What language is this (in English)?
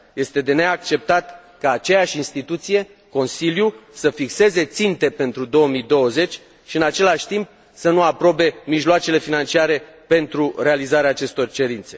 Romanian